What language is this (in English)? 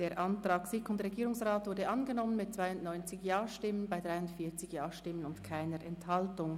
Swiss German